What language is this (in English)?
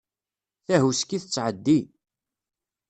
Kabyle